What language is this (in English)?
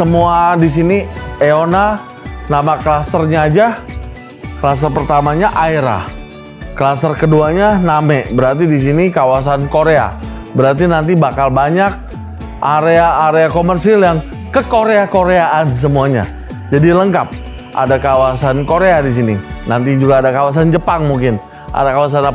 Indonesian